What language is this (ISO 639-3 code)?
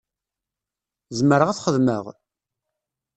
kab